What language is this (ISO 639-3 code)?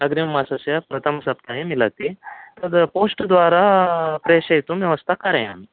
san